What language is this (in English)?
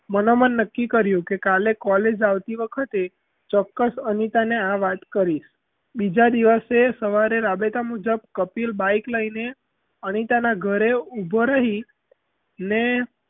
Gujarati